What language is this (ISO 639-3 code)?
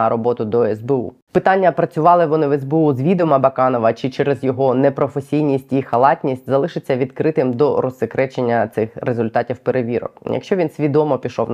ukr